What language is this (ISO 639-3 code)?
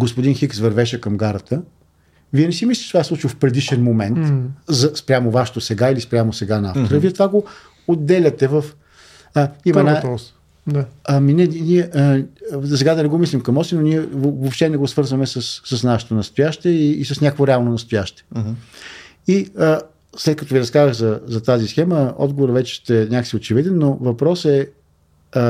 bul